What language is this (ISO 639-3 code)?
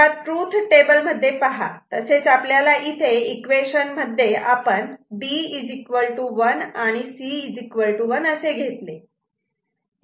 mar